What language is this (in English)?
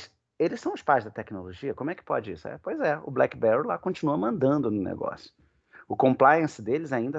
Portuguese